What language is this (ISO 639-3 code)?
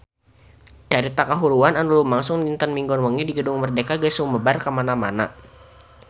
sun